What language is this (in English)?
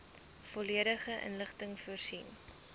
Afrikaans